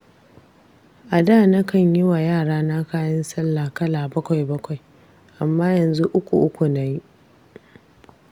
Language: Hausa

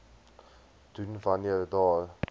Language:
Afrikaans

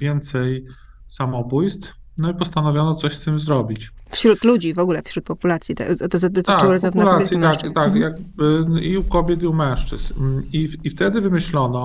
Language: Polish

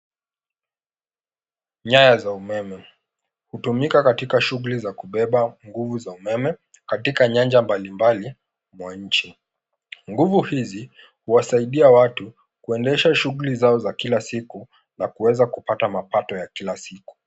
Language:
Swahili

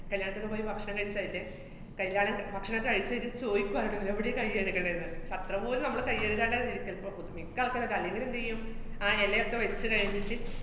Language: Malayalam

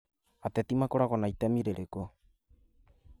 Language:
Kikuyu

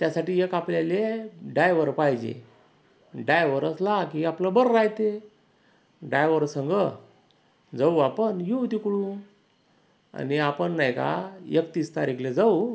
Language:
Marathi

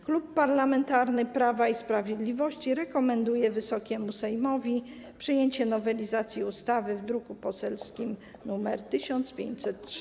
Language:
Polish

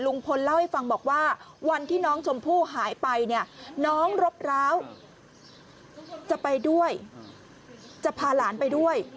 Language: Thai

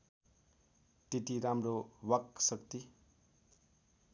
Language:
Nepali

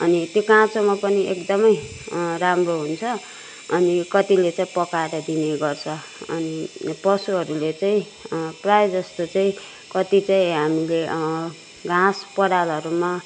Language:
Nepali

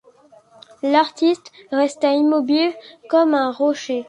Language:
French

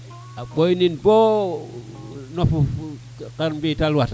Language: Serer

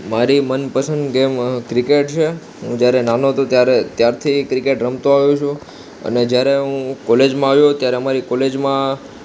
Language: Gujarati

